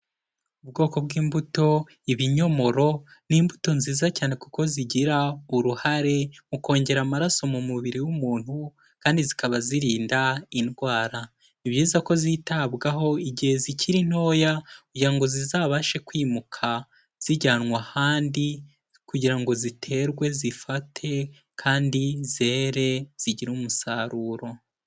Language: Kinyarwanda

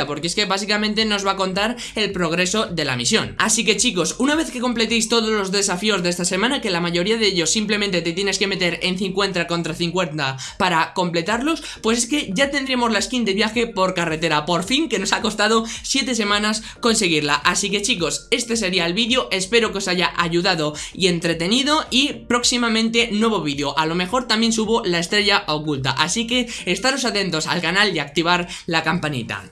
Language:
Spanish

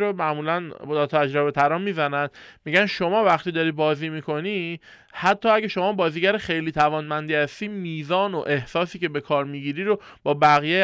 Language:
Persian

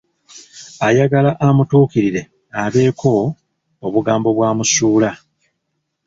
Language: Ganda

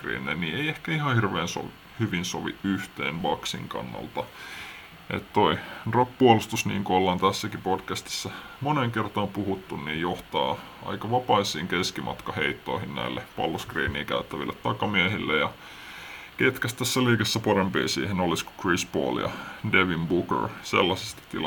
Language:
Finnish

